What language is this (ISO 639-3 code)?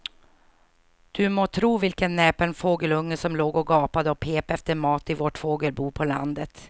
swe